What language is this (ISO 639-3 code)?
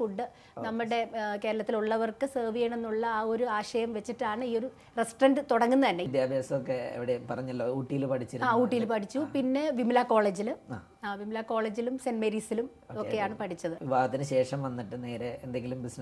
mal